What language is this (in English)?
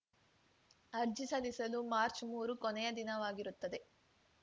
Kannada